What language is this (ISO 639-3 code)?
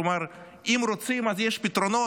heb